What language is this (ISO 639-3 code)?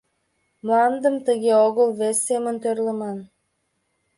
chm